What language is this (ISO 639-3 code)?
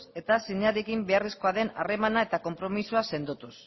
eus